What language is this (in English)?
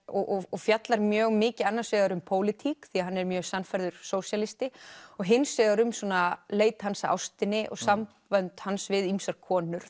Icelandic